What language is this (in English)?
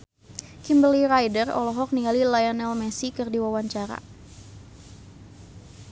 Sundanese